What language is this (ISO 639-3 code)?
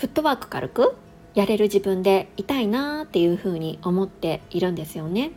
jpn